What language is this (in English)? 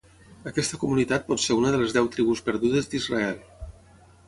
Catalan